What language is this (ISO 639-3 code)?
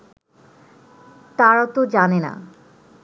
ben